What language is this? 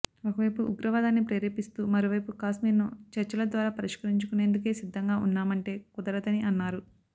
Telugu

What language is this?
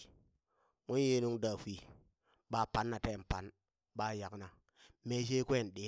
Burak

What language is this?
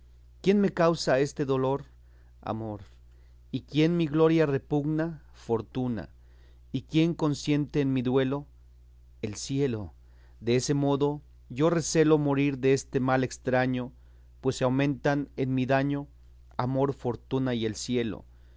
Spanish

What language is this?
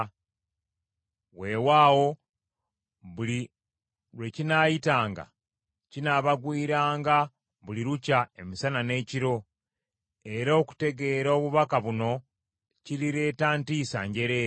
Ganda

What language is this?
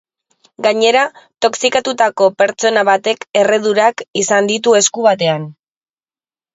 Basque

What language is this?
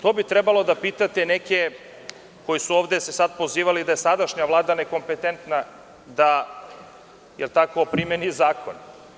Serbian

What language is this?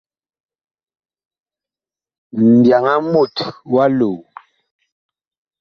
Bakoko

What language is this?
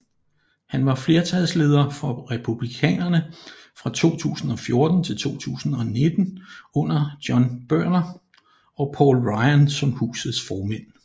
Danish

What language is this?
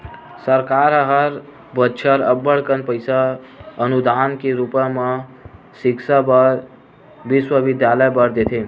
Chhattisgarhi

